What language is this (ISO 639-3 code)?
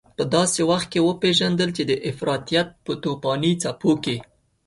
pus